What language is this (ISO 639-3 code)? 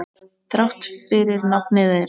isl